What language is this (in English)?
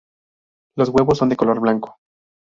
Spanish